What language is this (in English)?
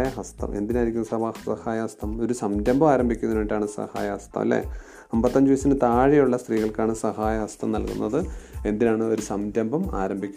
Malayalam